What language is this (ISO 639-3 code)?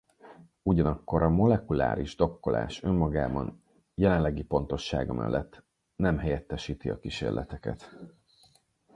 hun